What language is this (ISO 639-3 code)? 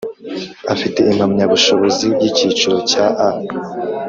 kin